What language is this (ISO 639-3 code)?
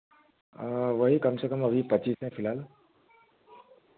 hin